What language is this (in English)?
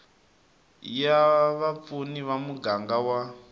Tsonga